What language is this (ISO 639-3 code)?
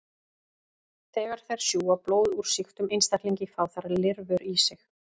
isl